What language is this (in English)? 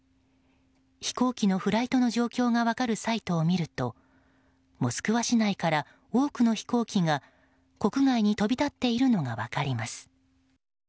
Japanese